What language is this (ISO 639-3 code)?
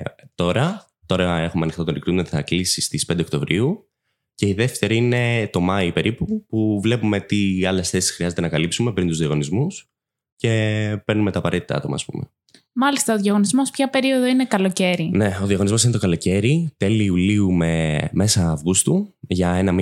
ell